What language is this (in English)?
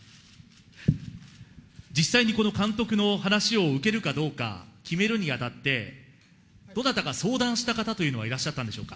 Japanese